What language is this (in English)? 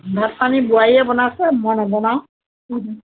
Assamese